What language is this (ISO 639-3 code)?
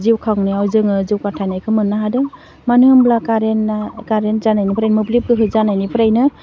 brx